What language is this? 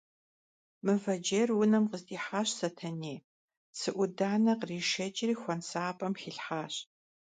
Kabardian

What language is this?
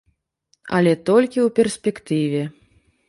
Belarusian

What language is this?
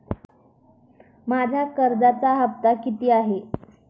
Marathi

